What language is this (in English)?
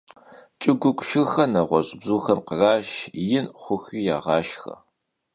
Kabardian